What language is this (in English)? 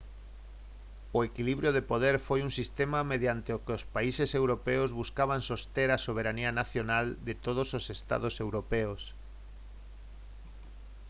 Galician